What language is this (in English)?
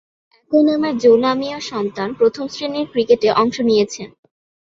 Bangla